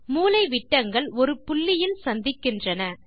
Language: Tamil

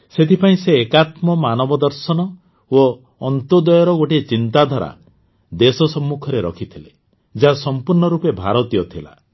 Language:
Odia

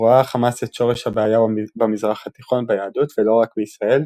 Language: Hebrew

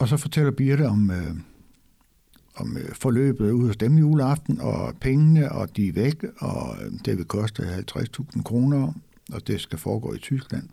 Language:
Danish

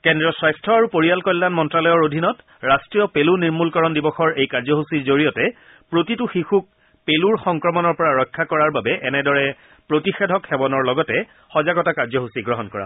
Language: Assamese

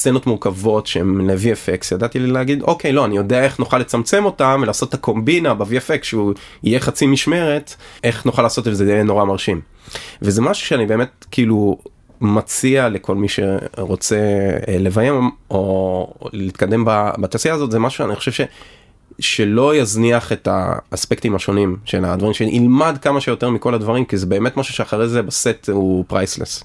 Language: Hebrew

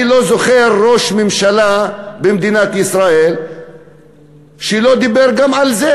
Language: Hebrew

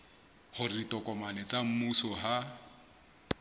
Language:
Southern Sotho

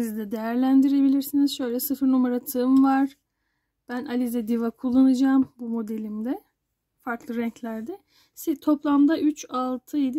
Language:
Turkish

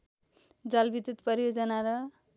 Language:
Nepali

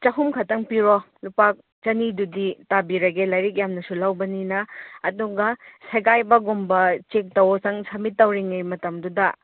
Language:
Manipuri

